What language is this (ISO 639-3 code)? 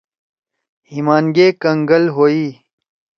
trw